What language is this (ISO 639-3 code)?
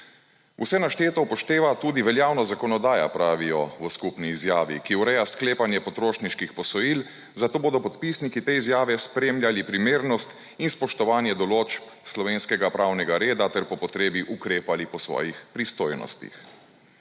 slv